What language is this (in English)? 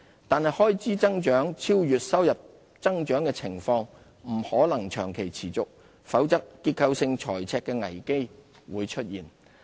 Cantonese